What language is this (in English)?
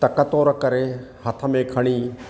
Sindhi